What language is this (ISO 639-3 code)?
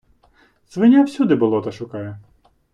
ukr